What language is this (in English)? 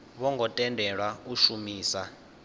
Venda